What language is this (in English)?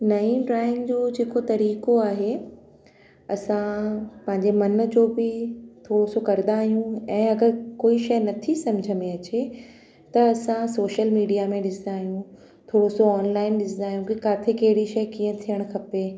Sindhi